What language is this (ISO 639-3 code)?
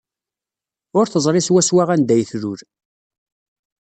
kab